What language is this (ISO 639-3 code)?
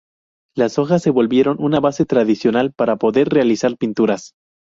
spa